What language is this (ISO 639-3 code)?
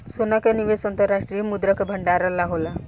bho